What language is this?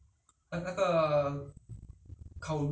English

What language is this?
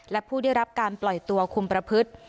Thai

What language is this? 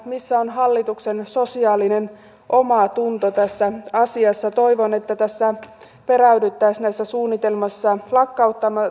Finnish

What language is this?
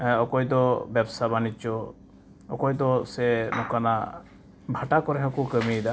Santali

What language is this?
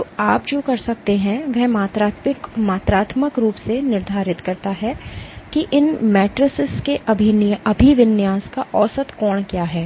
Hindi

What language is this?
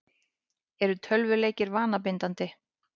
Icelandic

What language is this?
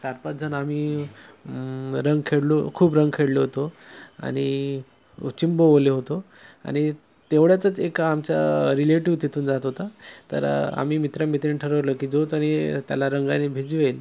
Marathi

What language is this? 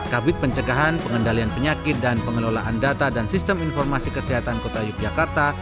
Indonesian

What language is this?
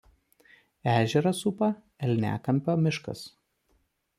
Lithuanian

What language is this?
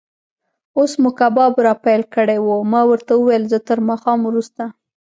Pashto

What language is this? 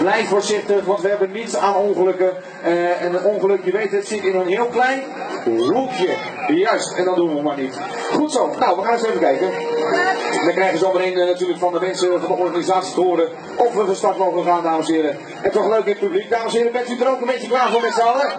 Dutch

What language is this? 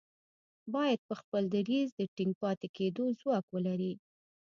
Pashto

